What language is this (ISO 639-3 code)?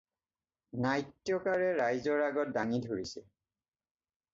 asm